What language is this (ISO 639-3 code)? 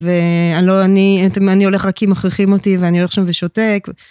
heb